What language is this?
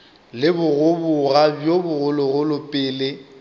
Northern Sotho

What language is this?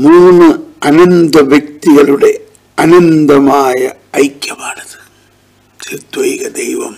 Malayalam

